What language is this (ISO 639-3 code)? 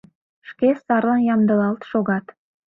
chm